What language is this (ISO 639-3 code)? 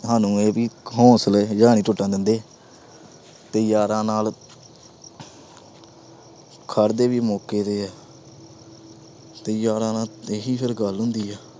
pan